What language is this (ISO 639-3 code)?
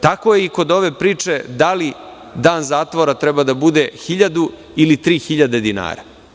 srp